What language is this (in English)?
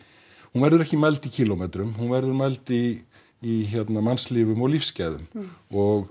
Icelandic